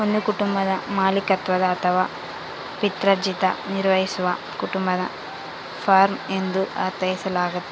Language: Kannada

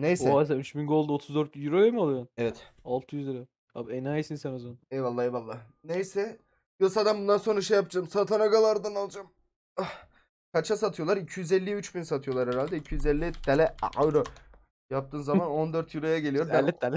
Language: Turkish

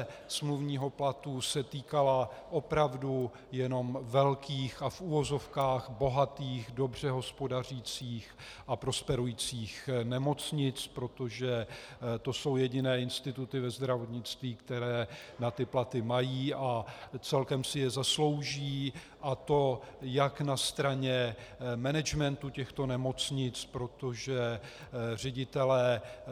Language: Czech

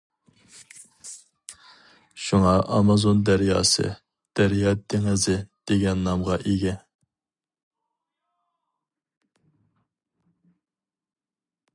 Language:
Uyghur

